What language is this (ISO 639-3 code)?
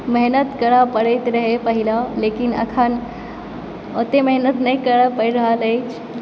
mai